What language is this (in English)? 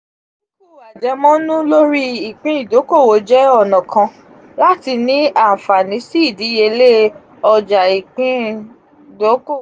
Yoruba